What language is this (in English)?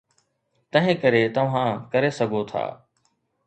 Sindhi